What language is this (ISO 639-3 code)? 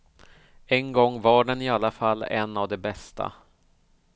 swe